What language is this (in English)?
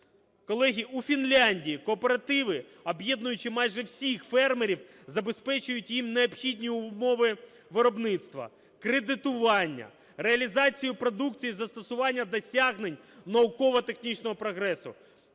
Ukrainian